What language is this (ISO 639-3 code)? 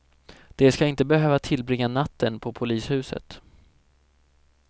swe